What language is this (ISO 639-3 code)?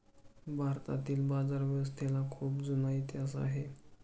mar